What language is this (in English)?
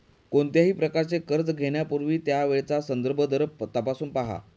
Marathi